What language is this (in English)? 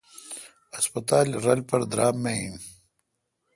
Kalkoti